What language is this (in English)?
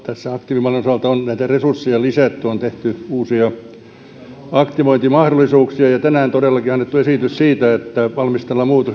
Finnish